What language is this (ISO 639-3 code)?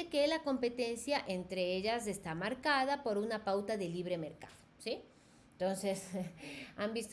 spa